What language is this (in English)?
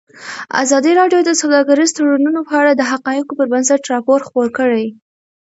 Pashto